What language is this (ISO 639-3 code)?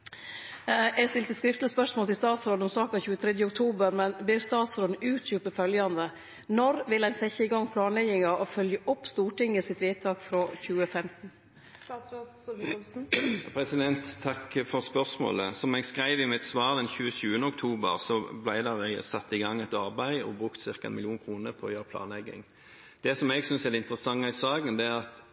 nor